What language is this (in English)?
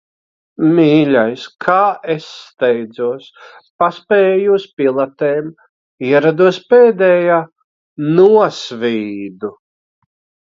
Latvian